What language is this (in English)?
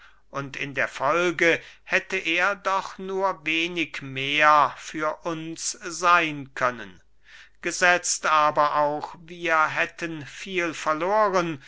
German